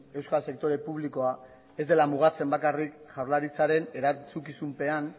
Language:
Basque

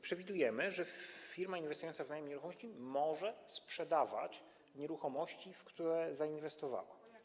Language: Polish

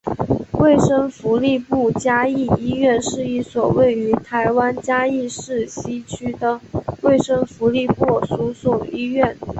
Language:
Chinese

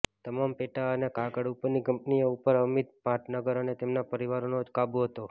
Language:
Gujarati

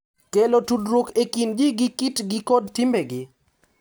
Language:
Luo (Kenya and Tanzania)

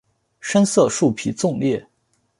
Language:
Chinese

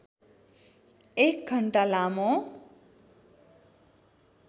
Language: Nepali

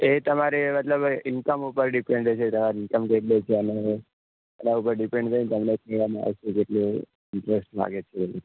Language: Gujarati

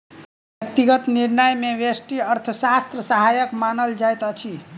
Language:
Maithili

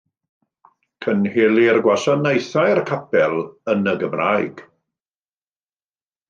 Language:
Welsh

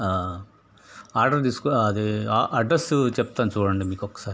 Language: Telugu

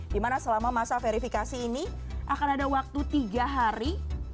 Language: Indonesian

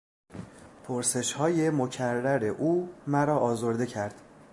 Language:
Persian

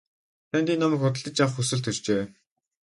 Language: Mongolian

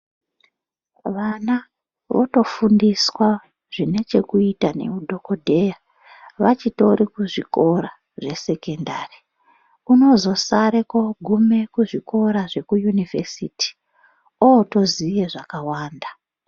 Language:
Ndau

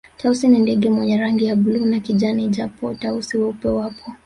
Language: Swahili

